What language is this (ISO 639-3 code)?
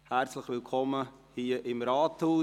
gsw